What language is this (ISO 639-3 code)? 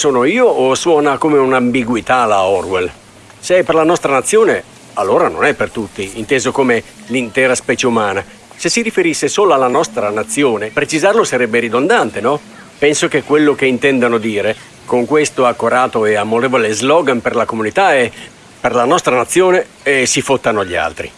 ita